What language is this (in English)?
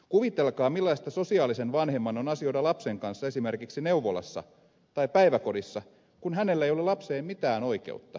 Finnish